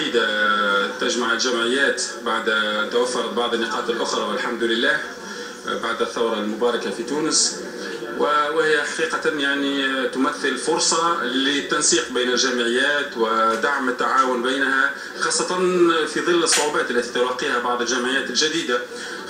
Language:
Arabic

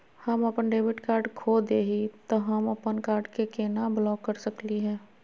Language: Magahi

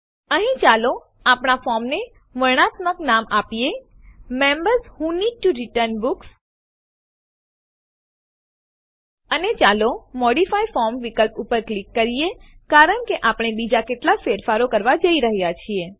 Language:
Gujarati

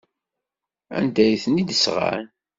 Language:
Kabyle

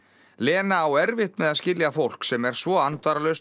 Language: Icelandic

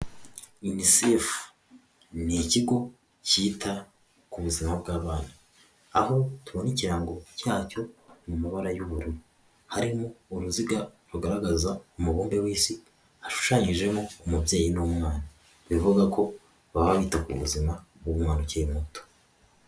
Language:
Kinyarwanda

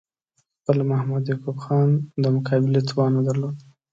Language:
Pashto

